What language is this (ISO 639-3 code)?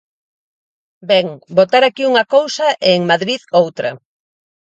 glg